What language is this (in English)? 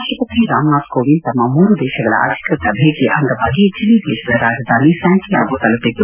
Kannada